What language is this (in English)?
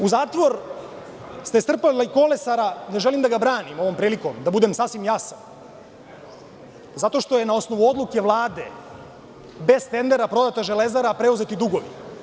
Serbian